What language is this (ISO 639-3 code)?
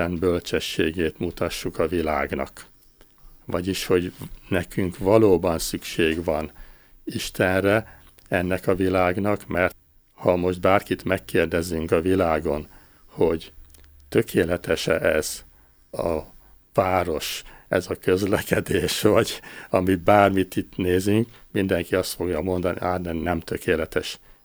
hun